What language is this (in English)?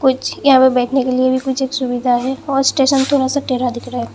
Hindi